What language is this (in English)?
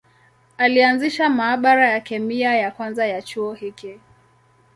Swahili